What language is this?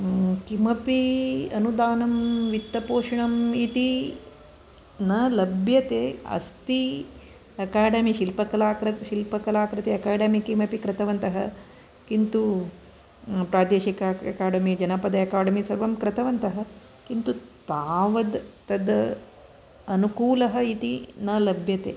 Sanskrit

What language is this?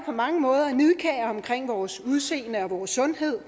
Danish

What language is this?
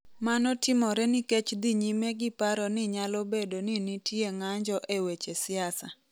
Luo (Kenya and Tanzania)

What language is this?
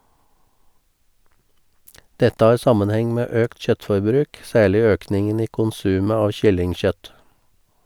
Norwegian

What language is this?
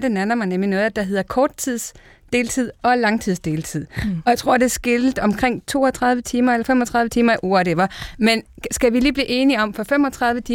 Danish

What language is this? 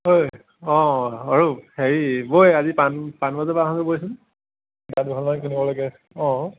Assamese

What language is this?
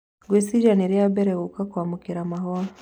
Kikuyu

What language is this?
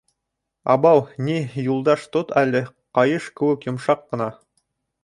Bashkir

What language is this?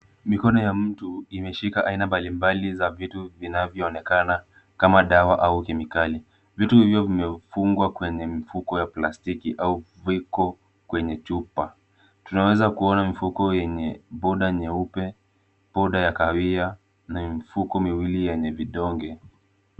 Swahili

